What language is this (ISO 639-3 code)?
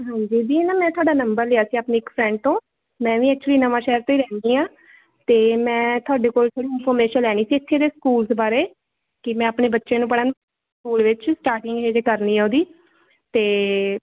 pan